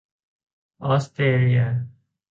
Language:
Thai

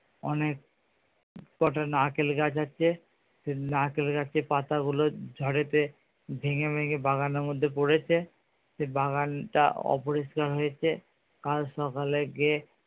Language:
Bangla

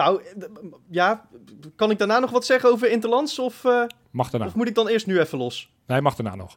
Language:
Dutch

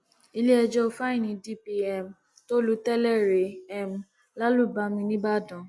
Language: Yoruba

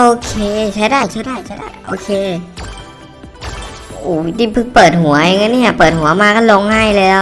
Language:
Thai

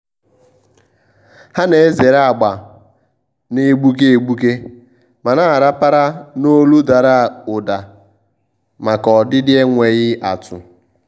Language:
Igbo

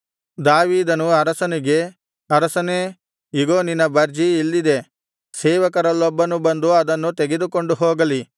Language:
Kannada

